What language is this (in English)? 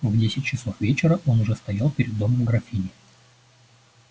Russian